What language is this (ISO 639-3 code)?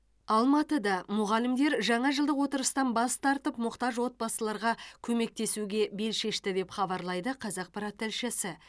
kaz